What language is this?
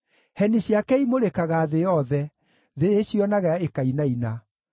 Kikuyu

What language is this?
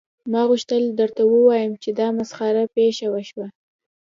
Pashto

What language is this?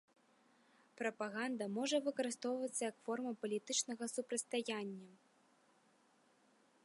Belarusian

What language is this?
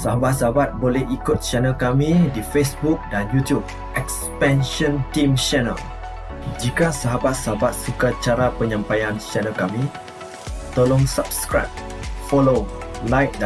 Malay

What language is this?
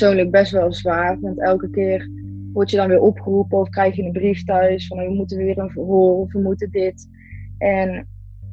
Dutch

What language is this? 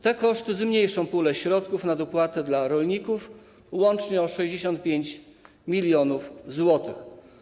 Polish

